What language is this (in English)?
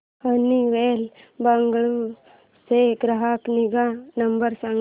Marathi